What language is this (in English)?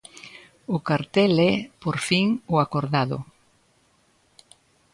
Galician